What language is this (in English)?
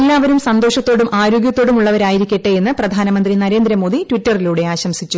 Malayalam